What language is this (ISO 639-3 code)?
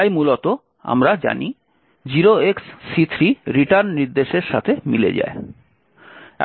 ben